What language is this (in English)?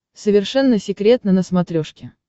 Russian